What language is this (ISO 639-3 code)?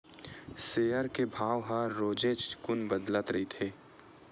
hne